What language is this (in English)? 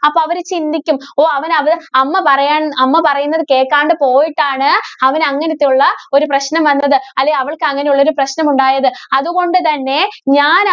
Malayalam